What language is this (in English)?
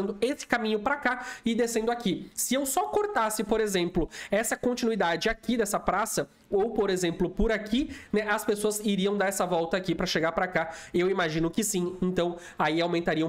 Portuguese